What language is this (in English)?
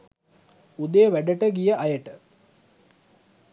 Sinhala